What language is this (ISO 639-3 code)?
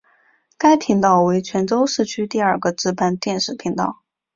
zho